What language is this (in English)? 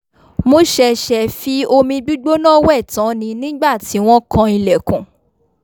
Yoruba